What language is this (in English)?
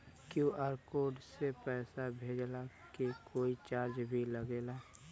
Bhojpuri